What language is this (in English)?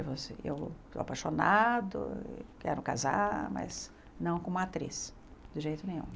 Portuguese